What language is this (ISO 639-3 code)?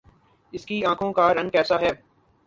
urd